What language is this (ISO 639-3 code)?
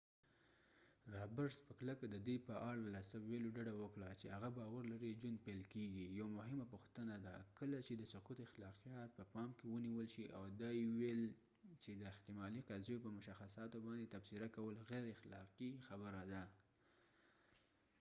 pus